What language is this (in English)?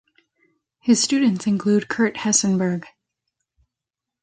English